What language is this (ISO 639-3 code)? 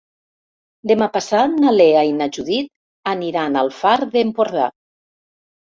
cat